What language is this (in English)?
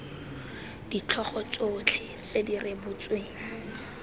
Tswana